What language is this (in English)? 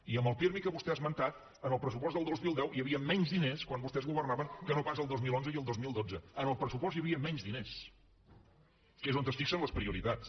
Catalan